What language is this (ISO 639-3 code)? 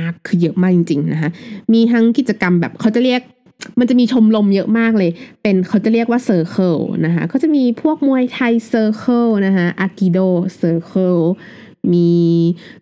tha